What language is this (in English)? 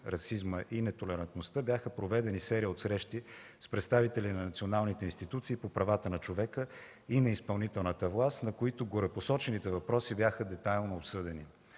Bulgarian